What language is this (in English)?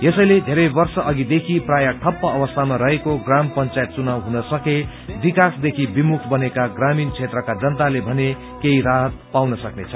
Nepali